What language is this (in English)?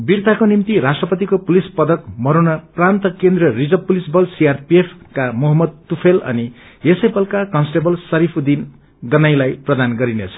Nepali